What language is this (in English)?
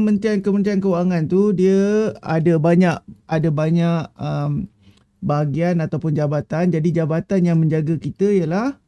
Malay